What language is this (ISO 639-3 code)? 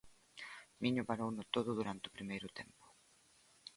glg